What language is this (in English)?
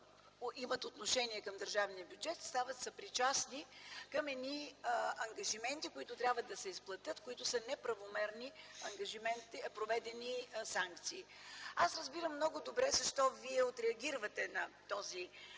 Bulgarian